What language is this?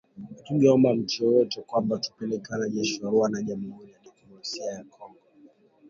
Swahili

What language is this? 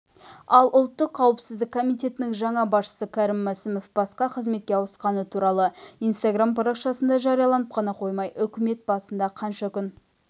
Kazakh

